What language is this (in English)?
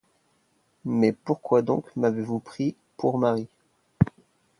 French